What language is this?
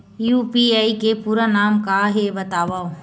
Chhattisgarhi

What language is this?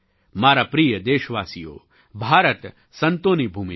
Gujarati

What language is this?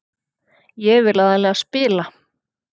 Icelandic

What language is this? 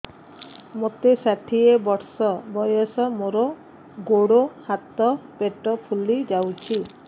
Odia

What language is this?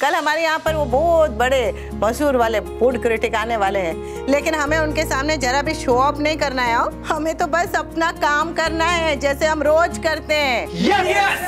Hindi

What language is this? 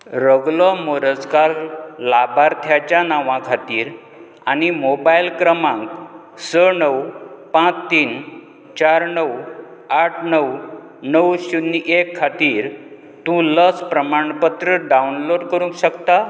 Konkani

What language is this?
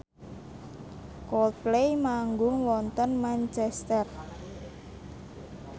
Javanese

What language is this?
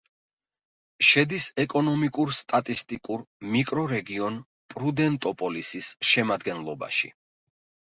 Georgian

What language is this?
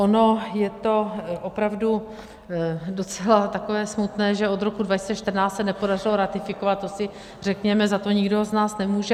Czech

